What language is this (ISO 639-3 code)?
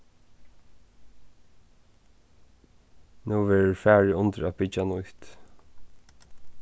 fao